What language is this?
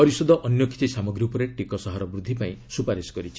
Odia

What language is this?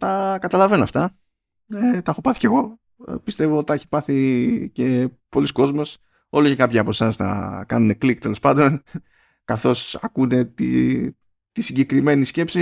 Greek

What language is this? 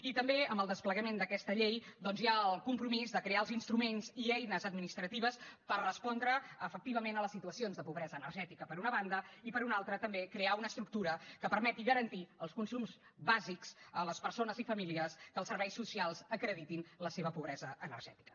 Catalan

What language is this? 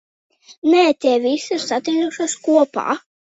Latvian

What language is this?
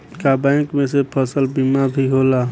Bhojpuri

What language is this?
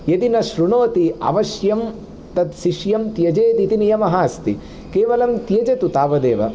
Sanskrit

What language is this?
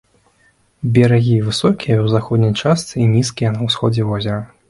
Belarusian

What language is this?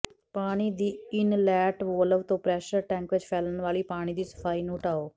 Punjabi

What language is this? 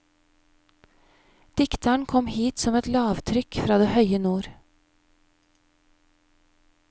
Norwegian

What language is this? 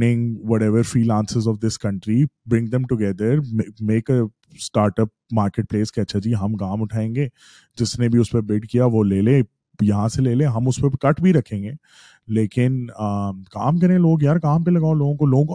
Urdu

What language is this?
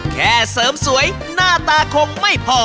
Thai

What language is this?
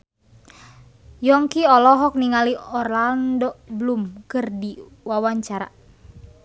Sundanese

